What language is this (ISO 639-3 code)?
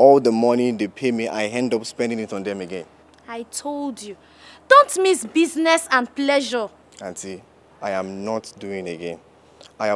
eng